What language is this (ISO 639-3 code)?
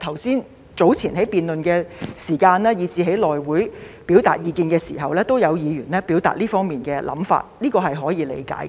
yue